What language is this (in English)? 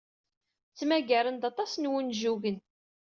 Kabyle